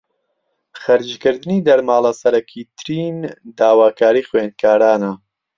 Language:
Central Kurdish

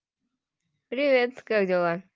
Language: Russian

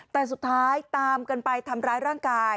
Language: Thai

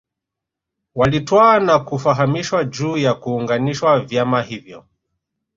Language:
Swahili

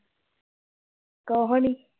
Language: Punjabi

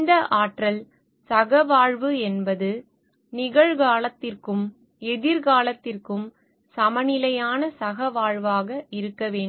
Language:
Tamil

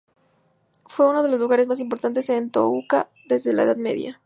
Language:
Spanish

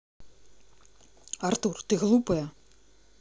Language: Russian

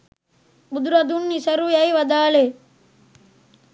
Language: Sinhala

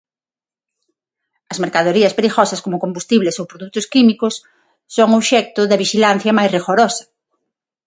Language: Galician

